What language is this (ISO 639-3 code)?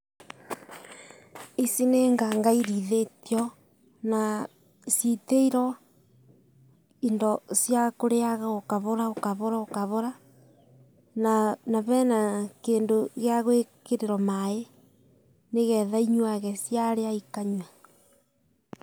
kik